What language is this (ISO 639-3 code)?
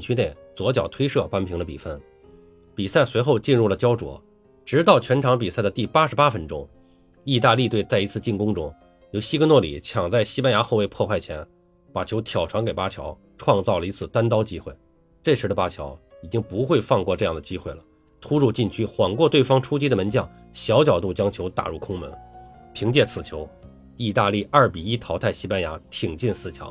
zho